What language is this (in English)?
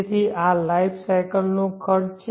Gujarati